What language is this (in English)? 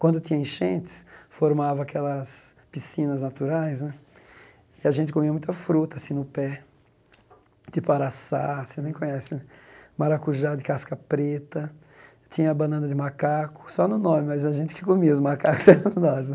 Portuguese